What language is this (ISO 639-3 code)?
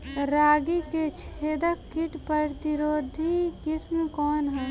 bho